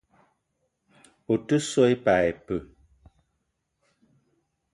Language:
Eton (Cameroon)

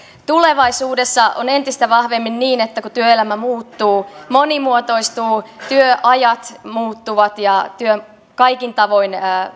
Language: Finnish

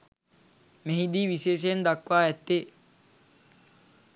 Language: Sinhala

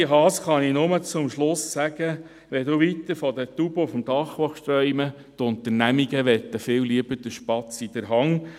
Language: Swiss German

